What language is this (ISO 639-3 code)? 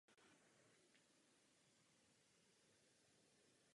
ces